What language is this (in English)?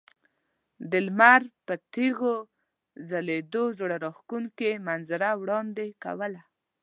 Pashto